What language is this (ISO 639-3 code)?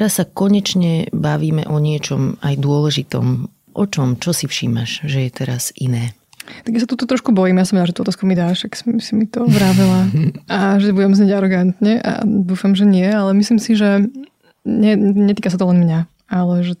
slk